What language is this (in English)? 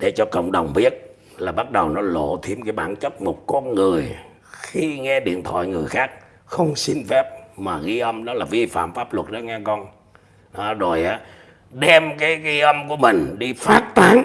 Vietnamese